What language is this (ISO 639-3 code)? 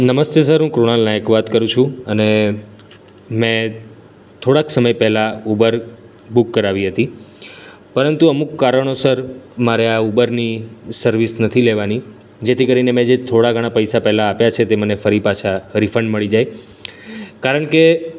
guj